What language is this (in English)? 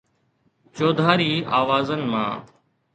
Sindhi